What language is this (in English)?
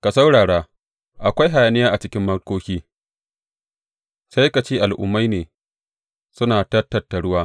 Hausa